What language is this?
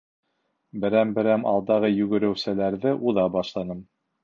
Bashkir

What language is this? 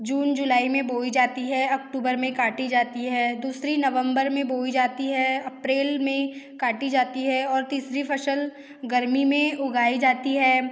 Hindi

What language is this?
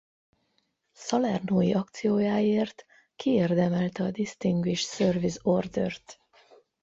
Hungarian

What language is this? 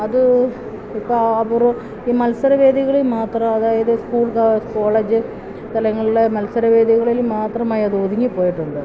Malayalam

